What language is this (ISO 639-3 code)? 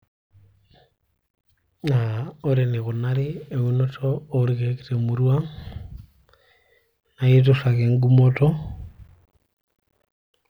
mas